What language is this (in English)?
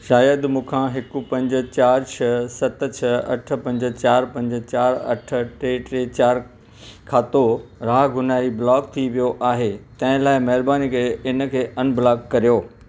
Sindhi